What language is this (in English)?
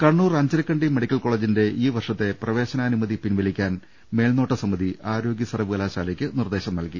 Malayalam